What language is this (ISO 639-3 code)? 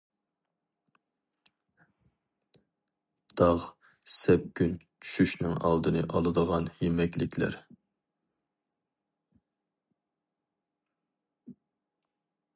uig